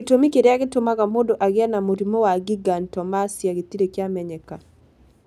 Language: Kikuyu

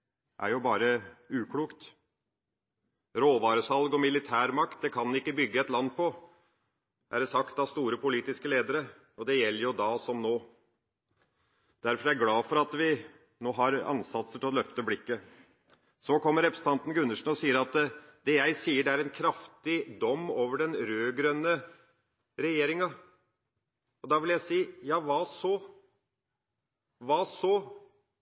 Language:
Norwegian Bokmål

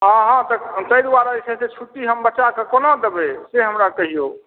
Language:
Maithili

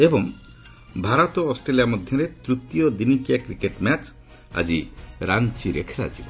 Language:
Odia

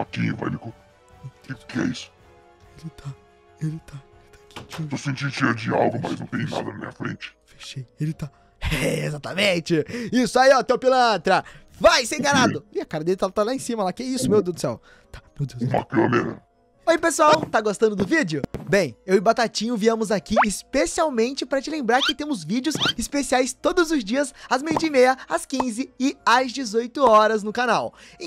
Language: Portuguese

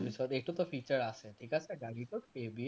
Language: Assamese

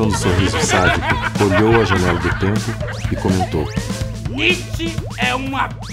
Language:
Portuguese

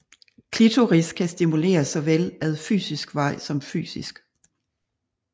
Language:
Danish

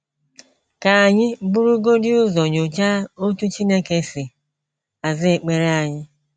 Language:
Igbo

